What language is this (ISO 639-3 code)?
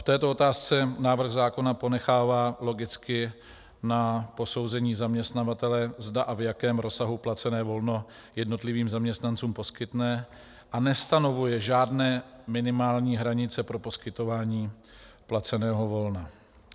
ces